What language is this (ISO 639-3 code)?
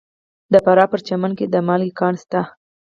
pus